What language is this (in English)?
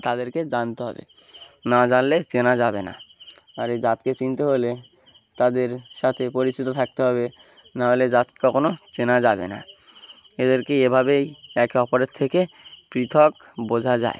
Bangla